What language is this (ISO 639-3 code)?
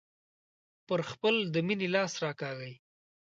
pus